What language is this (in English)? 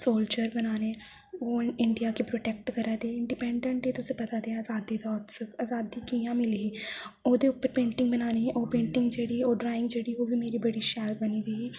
Dogri